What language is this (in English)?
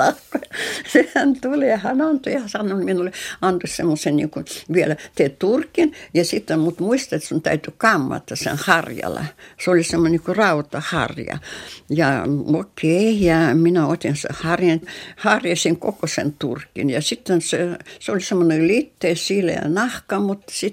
Finnish